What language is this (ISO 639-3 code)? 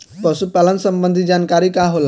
bho